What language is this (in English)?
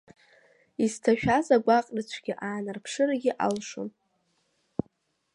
Abkhazian